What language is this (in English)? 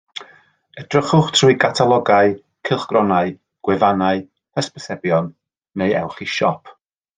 Welsh